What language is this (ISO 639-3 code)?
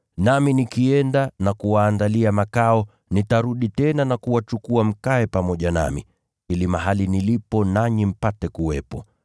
swa